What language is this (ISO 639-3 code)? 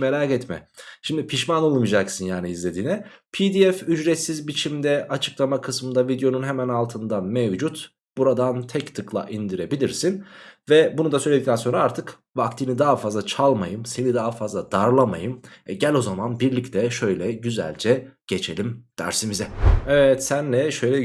tur